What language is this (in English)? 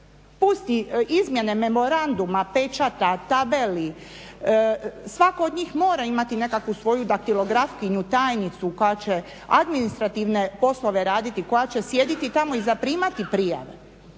Croatian